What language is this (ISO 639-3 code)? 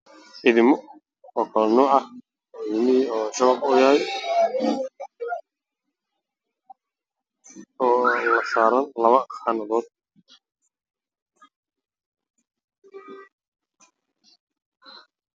som